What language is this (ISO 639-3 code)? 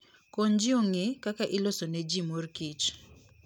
luo